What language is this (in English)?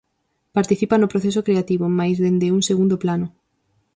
Galician